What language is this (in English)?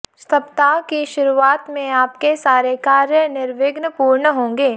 Hindi